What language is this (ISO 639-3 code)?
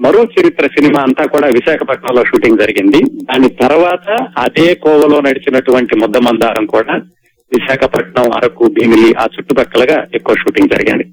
tel